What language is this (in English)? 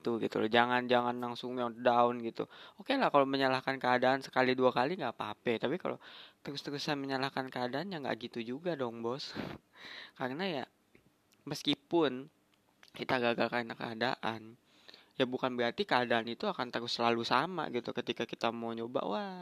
Indonesian